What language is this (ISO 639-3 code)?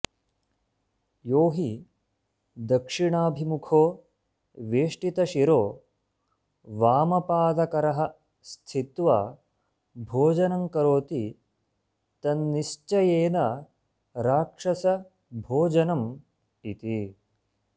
san